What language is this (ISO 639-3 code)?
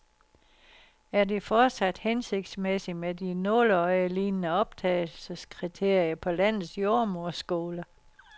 dan